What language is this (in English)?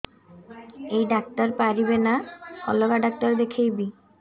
Odia